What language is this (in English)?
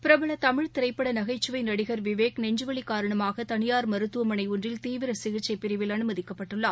Tamil